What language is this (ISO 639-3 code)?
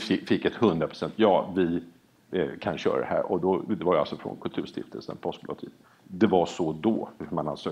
swe